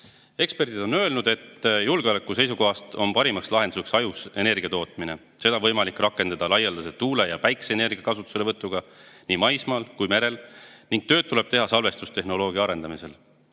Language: Estonian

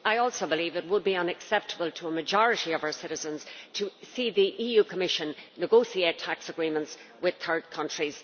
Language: English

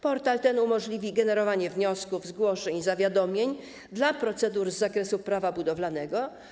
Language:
Polish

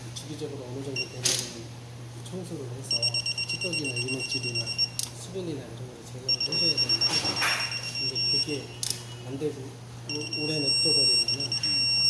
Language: Korean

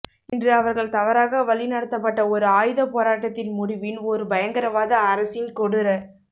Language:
Tamil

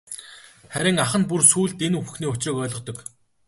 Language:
Mongolian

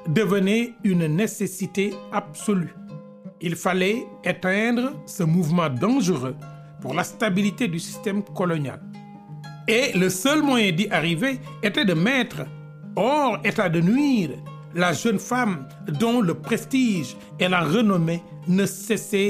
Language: French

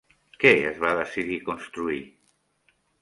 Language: Catalan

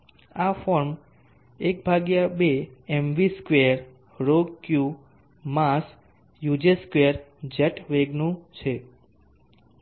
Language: Gujarati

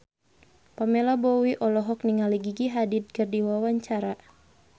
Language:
Sundanese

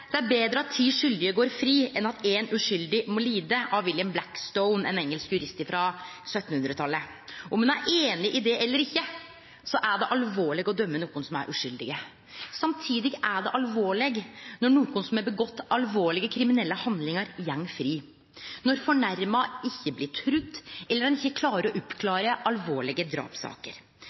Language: Norwegian Nynorsk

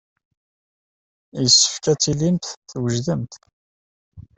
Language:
Kabyle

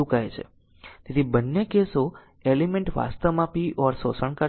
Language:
Gujarati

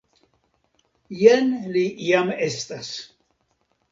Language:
Esperanto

